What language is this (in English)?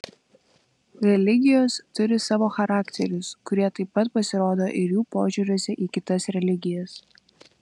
Lithuanian